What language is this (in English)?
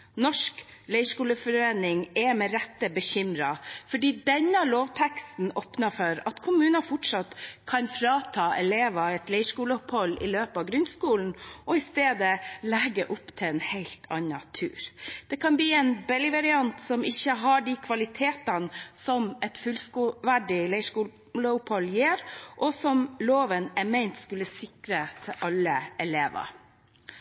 Norwegian Bokmål